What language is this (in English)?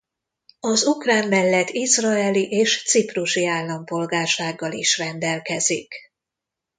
Hungarian